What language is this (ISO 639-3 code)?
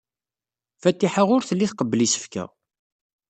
kab